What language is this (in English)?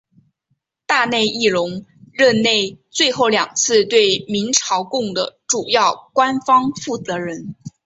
Chinese